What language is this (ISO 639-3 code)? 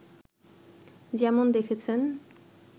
ben